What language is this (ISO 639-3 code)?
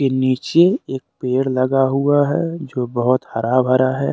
hin